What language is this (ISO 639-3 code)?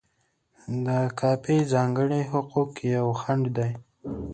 pus